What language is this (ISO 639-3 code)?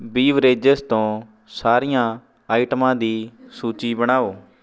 pan